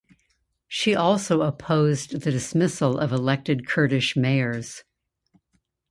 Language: English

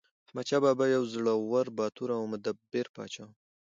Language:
Pashto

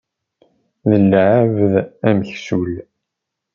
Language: Kabyle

